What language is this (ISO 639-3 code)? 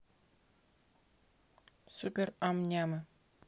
rus